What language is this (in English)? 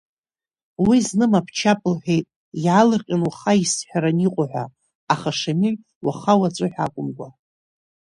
Abkhazian